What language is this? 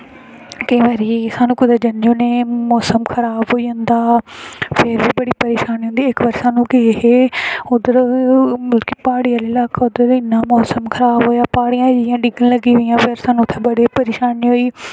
Dogri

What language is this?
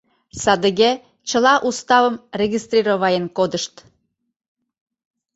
Mari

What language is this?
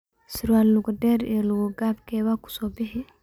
Somali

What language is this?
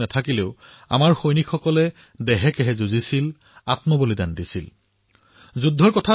Assamese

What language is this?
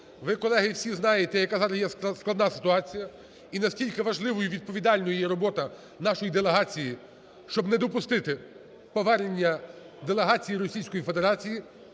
Ukrainian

